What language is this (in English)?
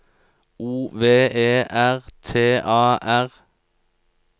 Norwegian